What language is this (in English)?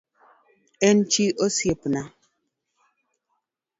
Luo (Kenya and Tanzania)